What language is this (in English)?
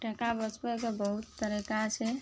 Maithili